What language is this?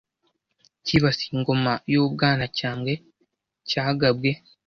Kinyarwanda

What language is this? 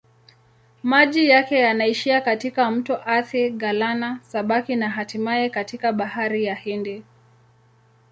Swahili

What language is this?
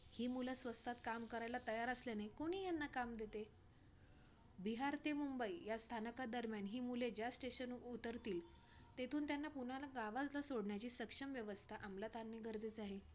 Marathi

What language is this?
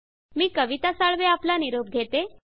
Marathi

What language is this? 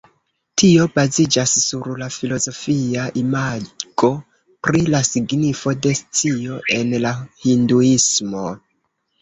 Esperanto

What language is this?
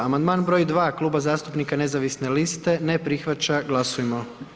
Croatian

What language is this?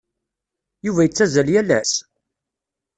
Kabyle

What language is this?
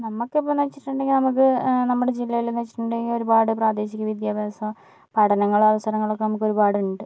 Malayalam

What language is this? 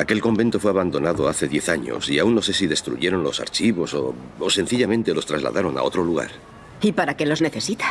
Spanish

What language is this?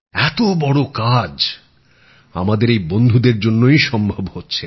Bangla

